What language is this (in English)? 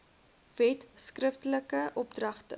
Afrikaans